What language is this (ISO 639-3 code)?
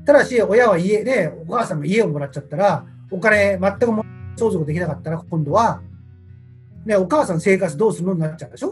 jpn